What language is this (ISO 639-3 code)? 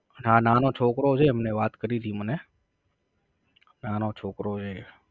guj